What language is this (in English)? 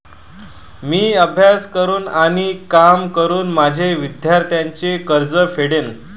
Marathi